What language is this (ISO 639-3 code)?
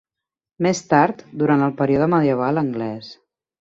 cat